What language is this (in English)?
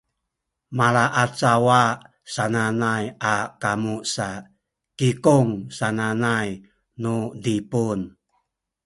Sakizaya